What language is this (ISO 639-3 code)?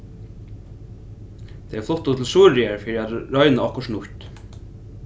fao